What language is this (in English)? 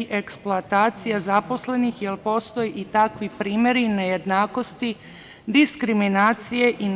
Serbian